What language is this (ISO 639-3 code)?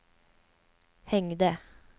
swe